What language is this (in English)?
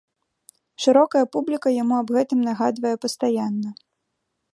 Belarusian